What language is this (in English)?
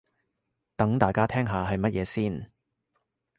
Cantonese